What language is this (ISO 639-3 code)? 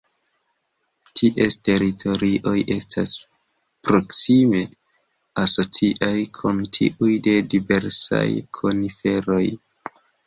epo